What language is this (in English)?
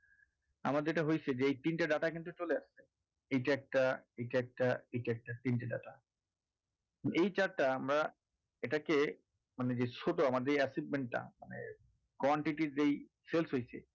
Bangla